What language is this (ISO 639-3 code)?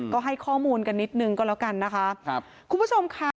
tha